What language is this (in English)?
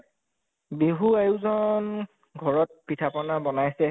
Assamese